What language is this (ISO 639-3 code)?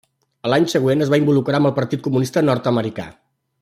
cat